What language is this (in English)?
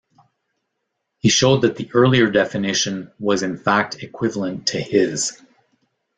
English